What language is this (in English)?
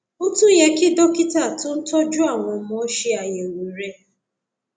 Yoruba